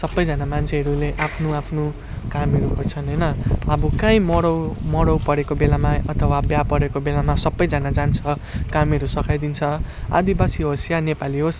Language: Nepali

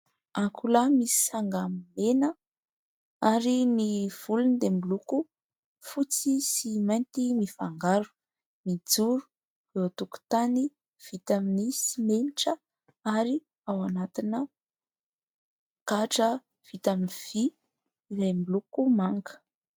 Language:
Malagasy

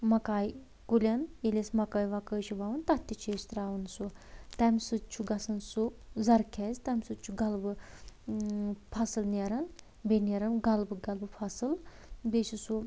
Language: Kashmiri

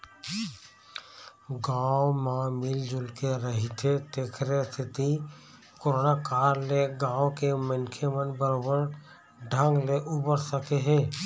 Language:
Chhattisgarhi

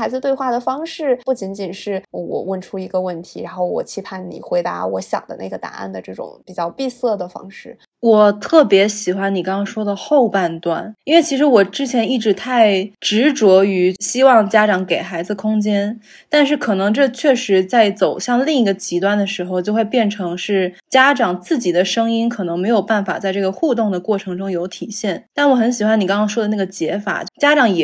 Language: Chinese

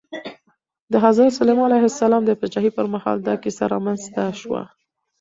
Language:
Pashto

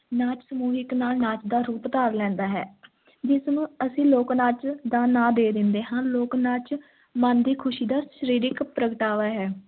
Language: Punjabi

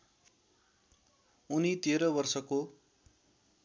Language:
Nepali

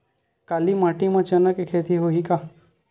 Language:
Chhattisgarhi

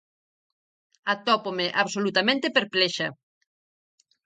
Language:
Galician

